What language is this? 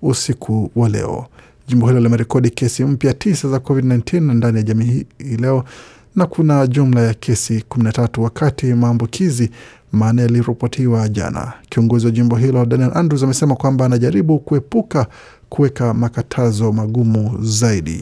Swahili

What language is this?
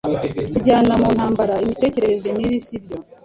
Kinyarwanda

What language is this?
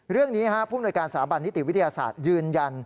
Thai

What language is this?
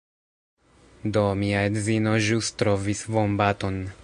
Esperanto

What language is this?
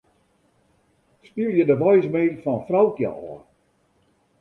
Western Frisian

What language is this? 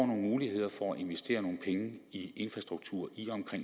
Danish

